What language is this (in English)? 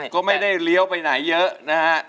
Thai